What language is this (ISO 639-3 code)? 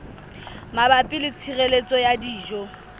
sot